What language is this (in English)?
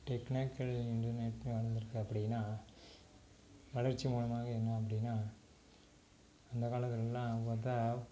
Tamil